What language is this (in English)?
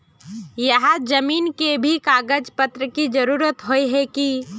Magahi